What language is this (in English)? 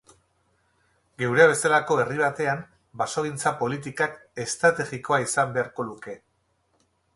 Basque